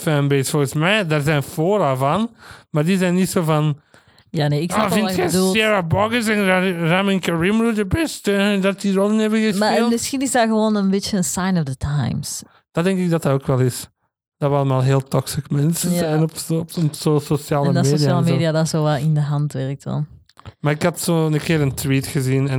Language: Dutch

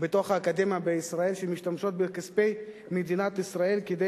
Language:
Hebrew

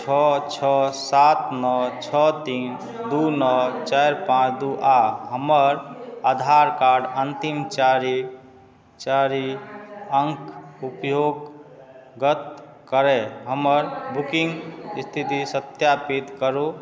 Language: Maithili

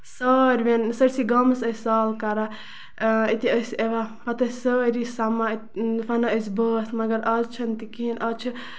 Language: Kashmiri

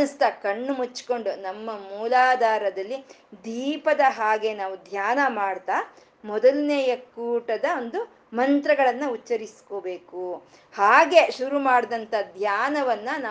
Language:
Kannada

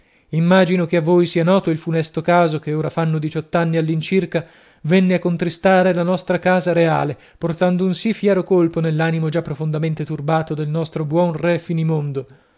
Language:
Italian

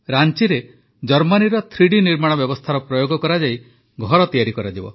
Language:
Odia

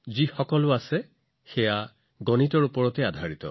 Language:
Assamese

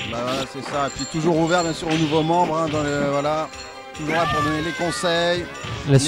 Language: French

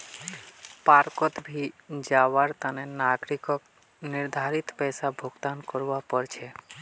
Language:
Magahi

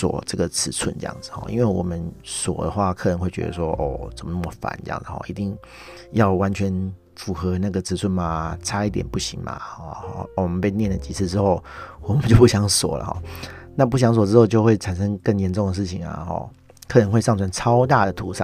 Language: Chinese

